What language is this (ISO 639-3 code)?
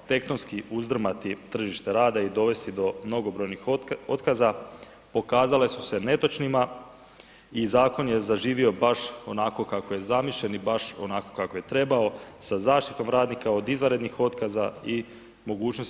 hrv